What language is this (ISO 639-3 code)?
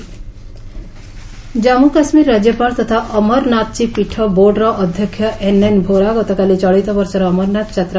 ori